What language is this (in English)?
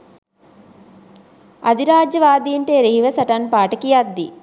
Sinhala